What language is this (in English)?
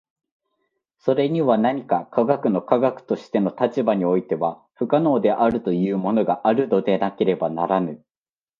Japanese